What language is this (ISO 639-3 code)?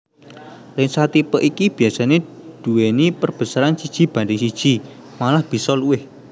jav